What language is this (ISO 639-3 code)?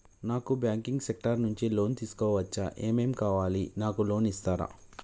tel